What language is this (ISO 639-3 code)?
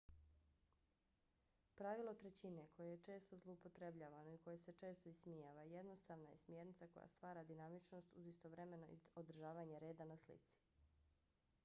bos